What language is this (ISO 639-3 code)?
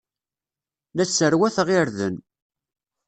kab